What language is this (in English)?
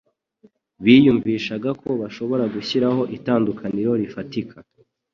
Kinyarwanda